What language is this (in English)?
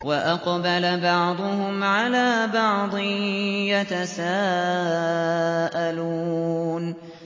Arabic